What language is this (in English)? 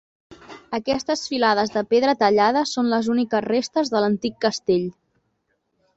Catalan